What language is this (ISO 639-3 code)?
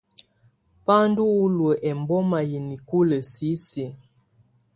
tvu